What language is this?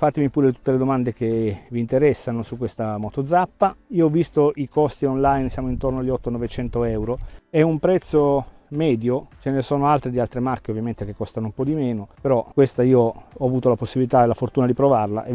Italian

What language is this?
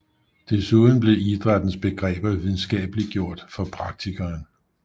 Danish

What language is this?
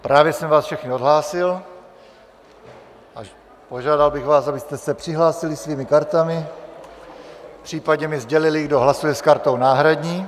Czech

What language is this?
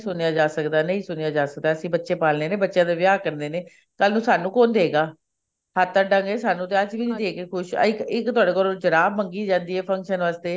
Punjabi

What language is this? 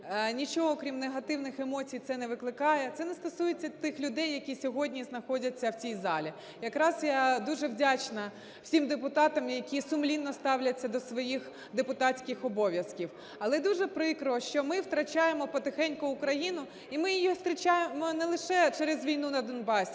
Ukrainian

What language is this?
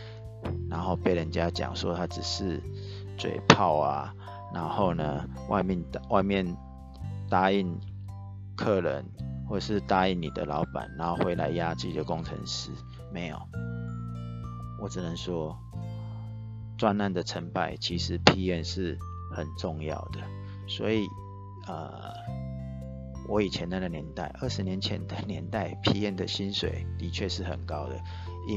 Chinese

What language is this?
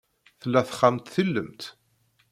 Kabyle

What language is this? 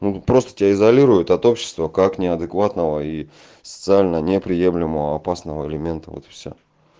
Russian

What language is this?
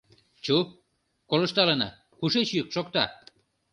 Mari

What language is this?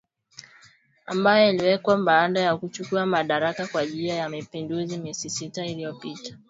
Swahili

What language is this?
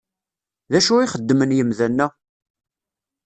Kabyle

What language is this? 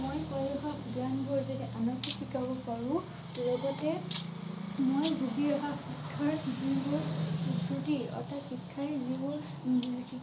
Assamese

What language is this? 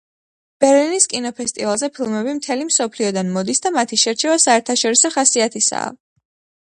Georgian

